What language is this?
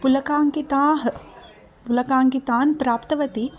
Sanskrit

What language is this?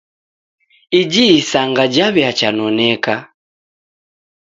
Taita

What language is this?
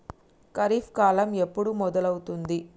Telugu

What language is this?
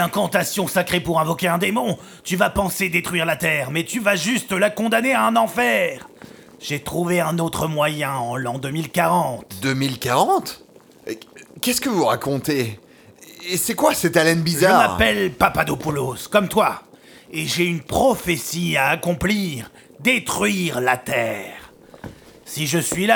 French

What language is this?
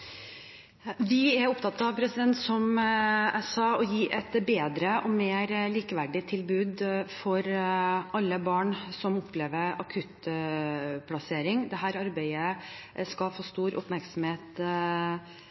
Norwegian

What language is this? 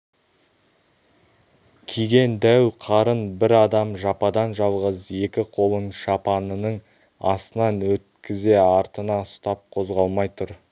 Kazakh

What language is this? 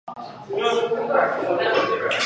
Chinese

